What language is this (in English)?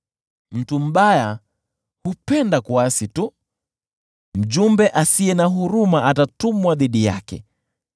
Swahili